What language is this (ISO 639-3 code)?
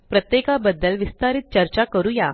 mar